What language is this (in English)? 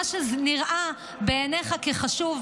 Hebrew